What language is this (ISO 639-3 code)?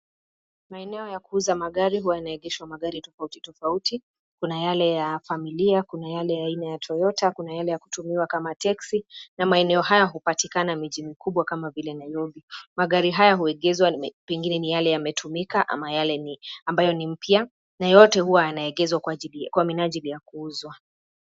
swa